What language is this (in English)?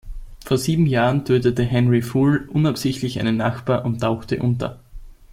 German